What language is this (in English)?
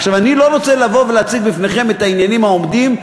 Hebrew